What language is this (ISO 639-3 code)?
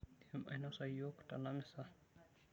mas